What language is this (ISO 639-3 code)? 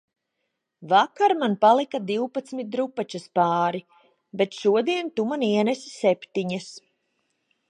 lav